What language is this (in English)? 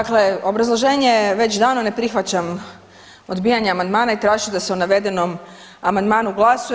Croatian